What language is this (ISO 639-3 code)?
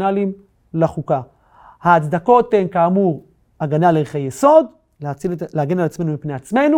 heb